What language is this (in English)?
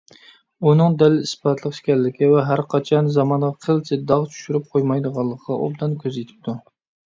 Uyghur